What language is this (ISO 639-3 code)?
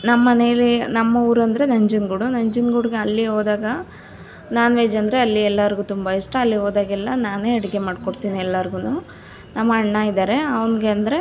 kan